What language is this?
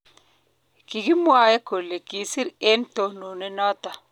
Kalenjin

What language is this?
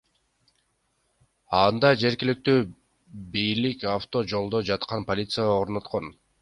Kyrgyz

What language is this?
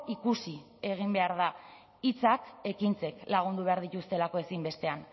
Basque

